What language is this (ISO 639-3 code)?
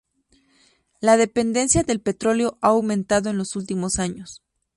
spa